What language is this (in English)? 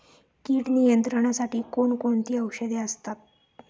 Marathi